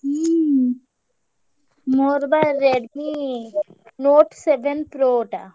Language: Odia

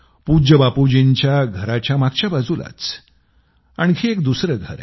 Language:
Marathi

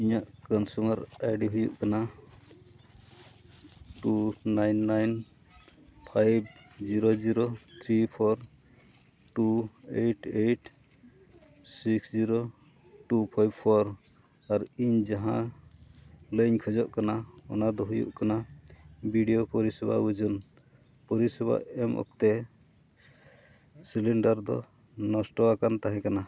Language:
Santali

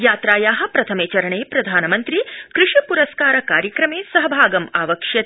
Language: Sanskrit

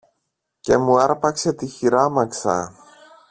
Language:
Greek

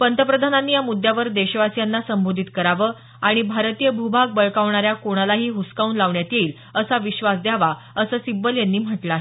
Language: Marathi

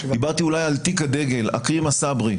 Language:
Hebrew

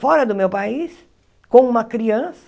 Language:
Portuguese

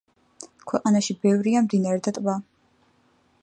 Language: Georgian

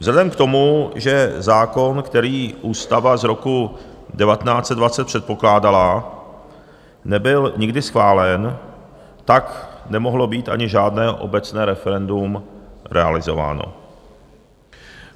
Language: Czech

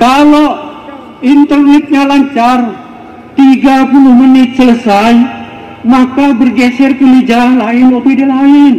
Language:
Indonesian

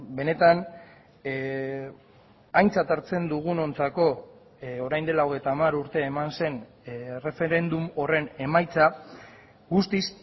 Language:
Basque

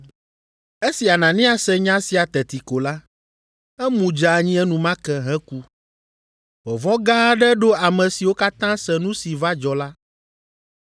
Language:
Ewe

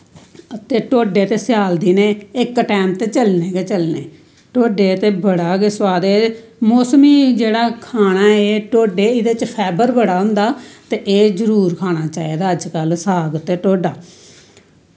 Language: Dogri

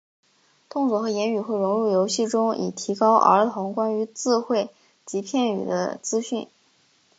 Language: Chinese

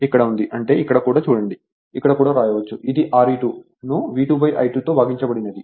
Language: Telugu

